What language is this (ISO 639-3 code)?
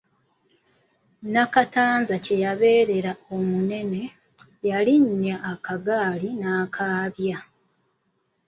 lug